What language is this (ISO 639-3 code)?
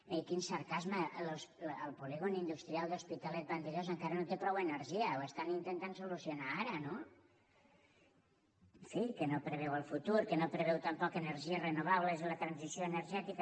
cat